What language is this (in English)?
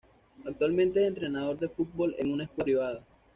Spanish